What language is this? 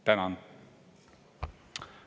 Estonian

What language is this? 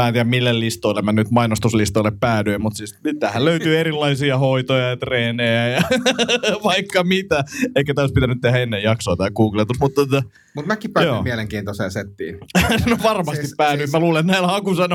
Finnish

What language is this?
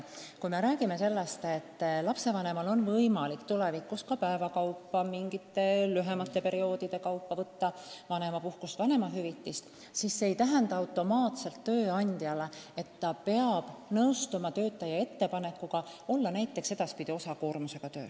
Estonian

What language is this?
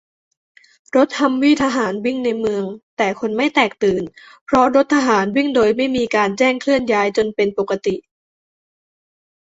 Thai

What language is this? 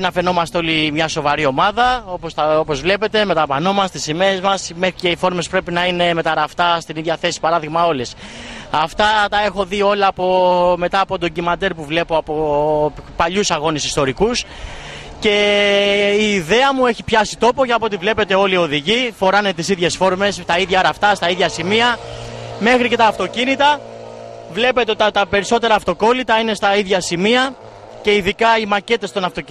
Greek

